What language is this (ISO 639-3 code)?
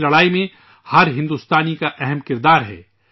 urd